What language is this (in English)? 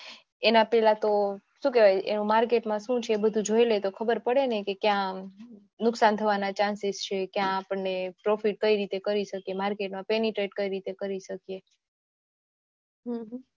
Gujarati